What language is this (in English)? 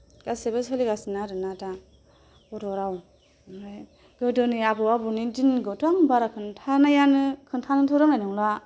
Bodo